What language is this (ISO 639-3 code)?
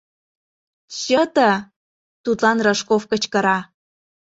chm